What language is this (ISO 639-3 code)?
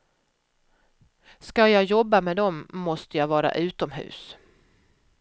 swe